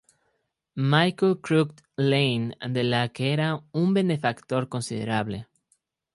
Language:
Spanish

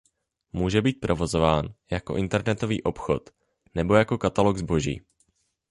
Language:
Czech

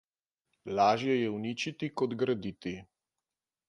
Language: Slovenian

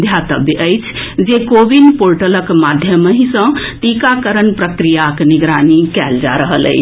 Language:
Maithili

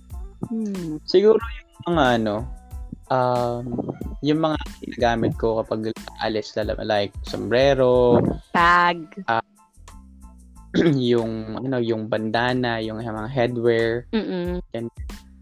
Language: Filipino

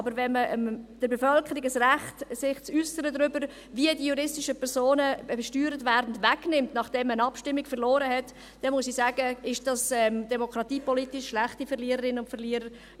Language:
Swiss German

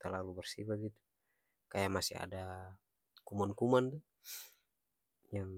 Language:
Ambonese Malay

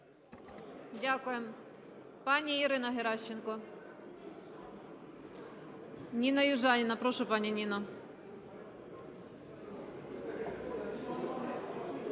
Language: Ukrainian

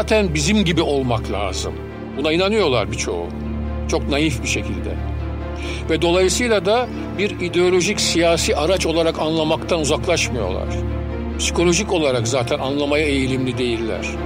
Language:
Turkish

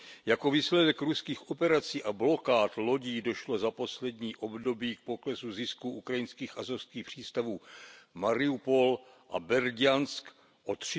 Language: Czech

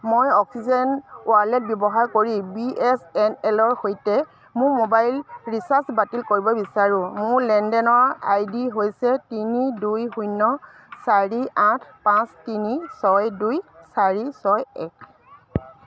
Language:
Assamese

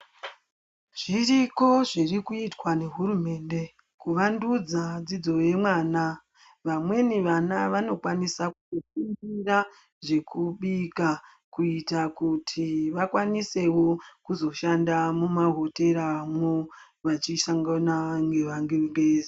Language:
Ndau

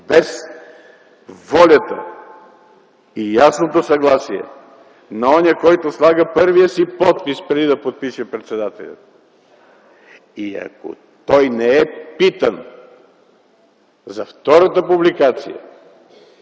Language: Bulgarian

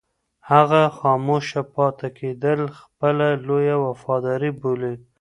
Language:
Pashto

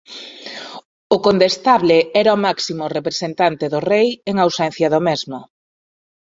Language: Galician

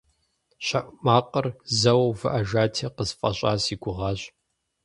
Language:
Kabardian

